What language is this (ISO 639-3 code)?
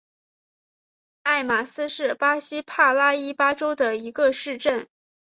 zho